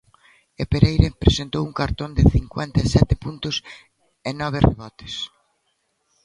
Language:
Galician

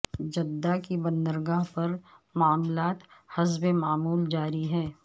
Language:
Urdu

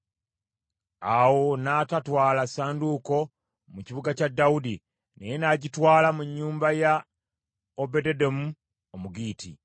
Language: Ganda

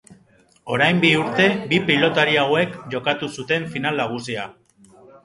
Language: Basque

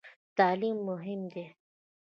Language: Pashto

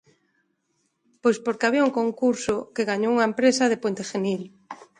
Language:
Galician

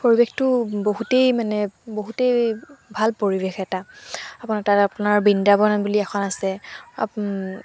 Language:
Assamese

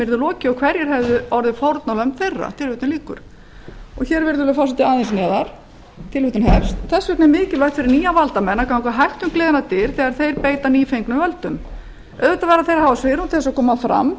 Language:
Icelandic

